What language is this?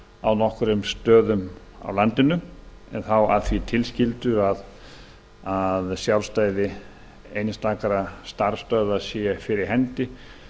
Icelandic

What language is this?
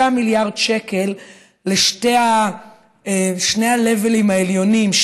Hebrew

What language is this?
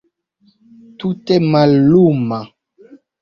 Esperanto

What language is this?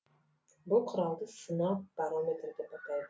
Kazakh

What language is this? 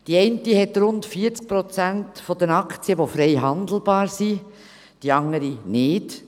Swiss German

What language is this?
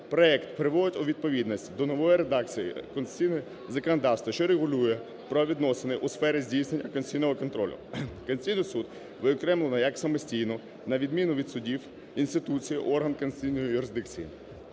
Ukrainian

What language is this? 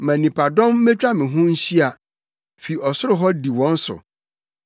Akan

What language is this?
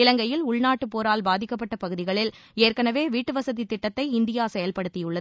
Tamil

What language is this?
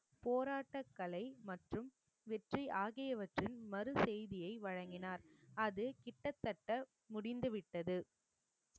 Tamil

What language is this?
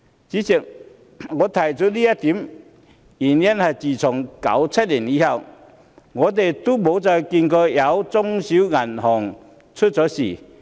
Cantonese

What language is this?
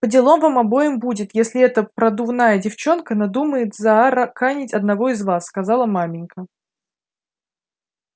Russian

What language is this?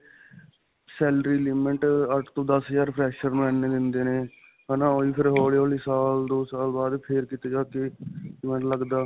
Punjabi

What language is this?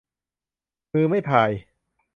Thai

